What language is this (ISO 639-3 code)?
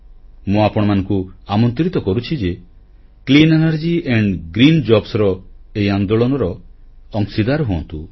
ori